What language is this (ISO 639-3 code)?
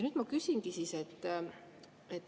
est